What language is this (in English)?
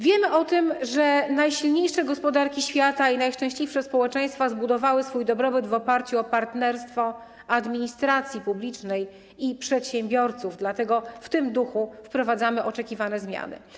Polish